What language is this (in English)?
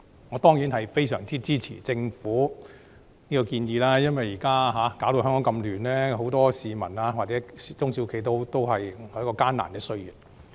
Cantonese